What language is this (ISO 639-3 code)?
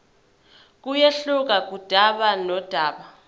zul